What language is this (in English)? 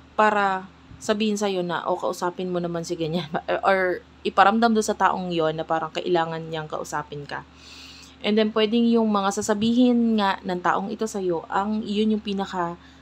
Filipino